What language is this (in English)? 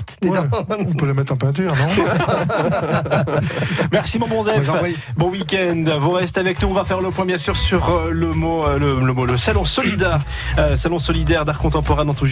French